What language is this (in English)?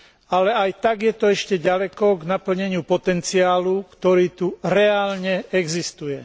Slovak